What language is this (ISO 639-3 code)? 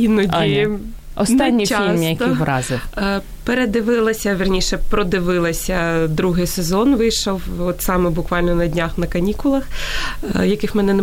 ukr